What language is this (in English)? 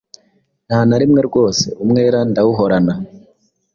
Kinyarwanda